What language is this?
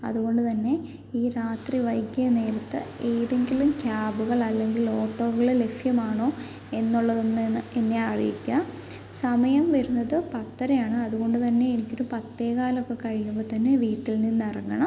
Malayalam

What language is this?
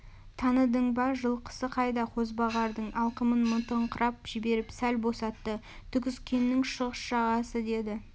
Kazakh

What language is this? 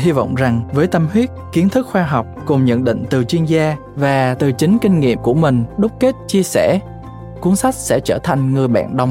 Vietnamese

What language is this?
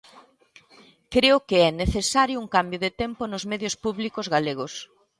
Galician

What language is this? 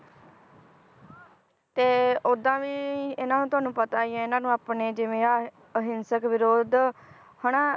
Punjabi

